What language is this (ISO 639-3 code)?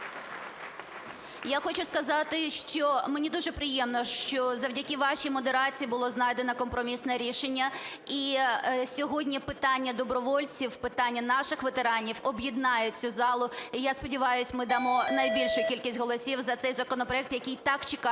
ukr